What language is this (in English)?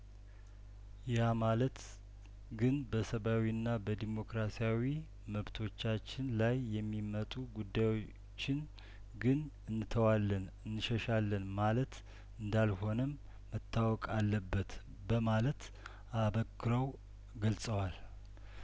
Amharic